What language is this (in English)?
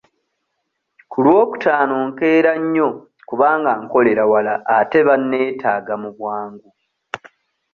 Ganda